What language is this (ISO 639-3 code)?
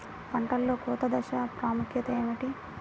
tel